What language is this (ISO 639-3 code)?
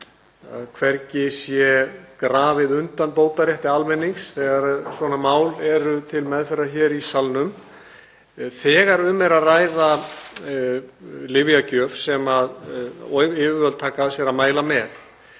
isl